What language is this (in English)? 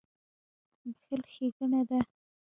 Pashto